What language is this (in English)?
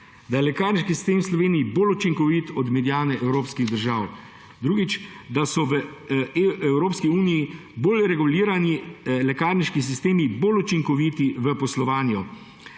Slovenian